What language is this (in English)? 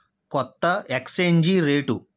Telugu